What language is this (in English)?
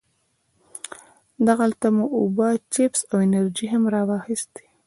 Pashto